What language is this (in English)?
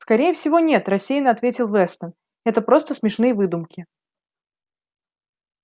Russian